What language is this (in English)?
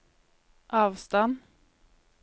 Norwegian